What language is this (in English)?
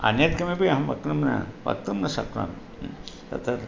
Sanskrit